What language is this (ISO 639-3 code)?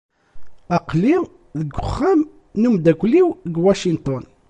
kab